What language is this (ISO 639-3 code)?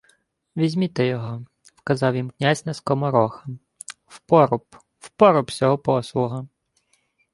ukr